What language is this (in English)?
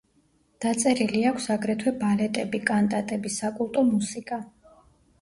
Georgian